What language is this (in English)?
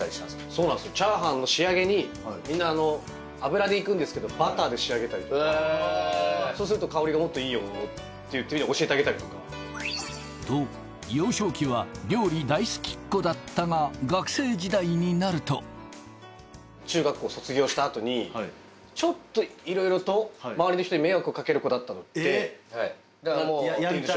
Japanese